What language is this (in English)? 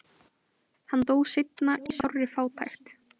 Icelandic